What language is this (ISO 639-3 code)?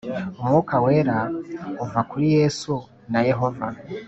kin